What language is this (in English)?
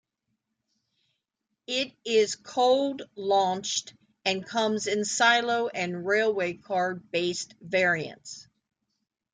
English